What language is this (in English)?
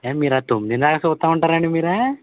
Telugu